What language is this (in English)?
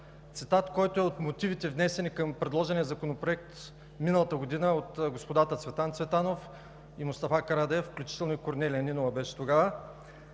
Bulgarian